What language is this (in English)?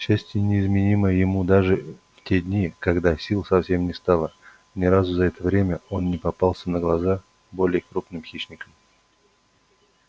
Russian